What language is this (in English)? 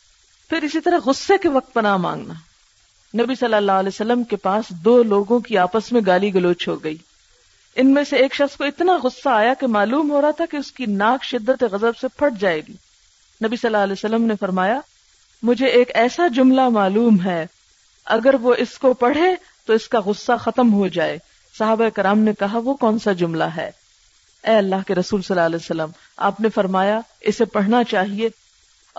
Urdu